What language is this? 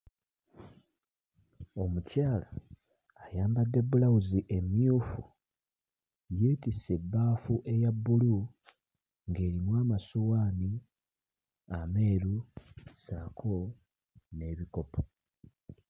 Ganda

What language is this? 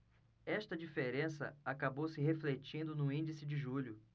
Portuguese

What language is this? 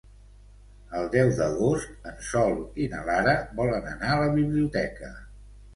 Catalan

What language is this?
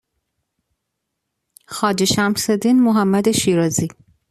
Persian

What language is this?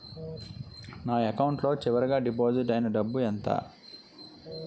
Telugu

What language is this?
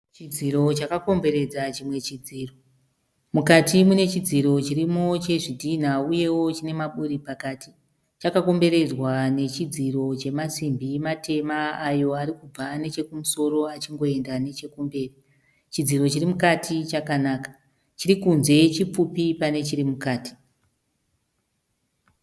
Shona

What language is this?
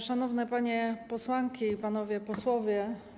Polish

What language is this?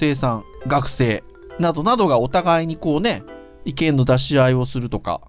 Japanese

